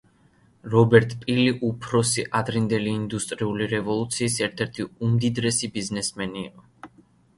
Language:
Georgian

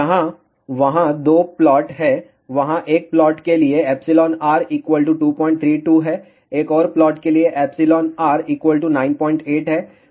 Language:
Hindi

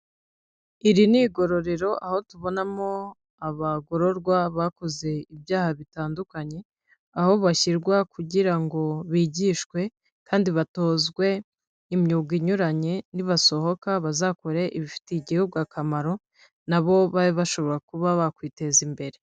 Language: Kinyarwanda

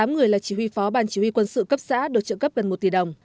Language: Vietnamese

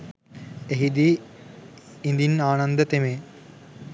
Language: Sinhala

